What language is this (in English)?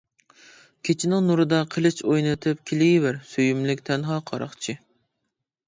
Uyghur